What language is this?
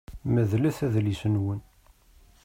Kabyle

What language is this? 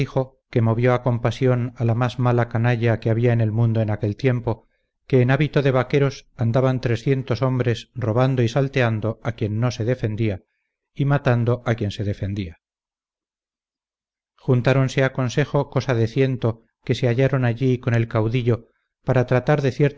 Spanish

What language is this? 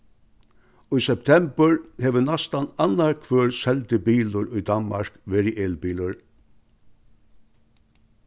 Faroese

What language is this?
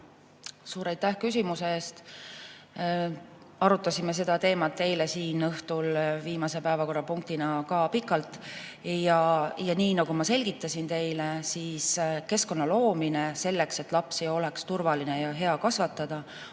Estonian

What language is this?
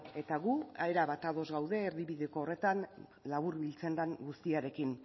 Basque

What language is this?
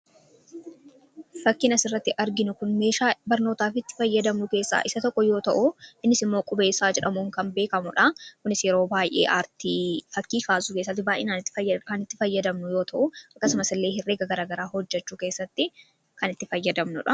Oromo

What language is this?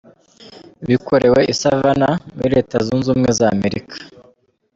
Kinyarwanda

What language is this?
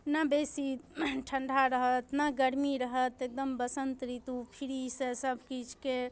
Maithili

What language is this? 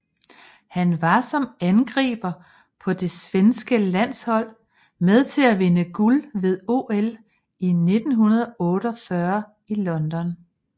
Danish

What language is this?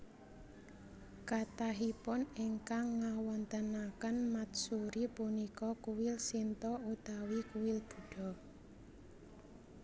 Javanese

